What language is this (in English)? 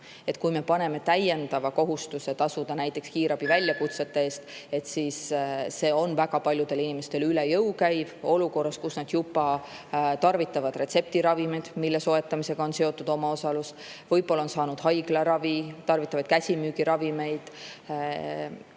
Estonian